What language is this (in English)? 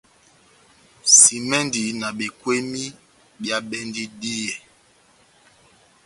Batanga